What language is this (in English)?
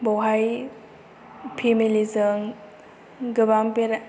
Bodo